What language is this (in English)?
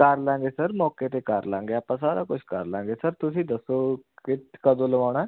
Punjabi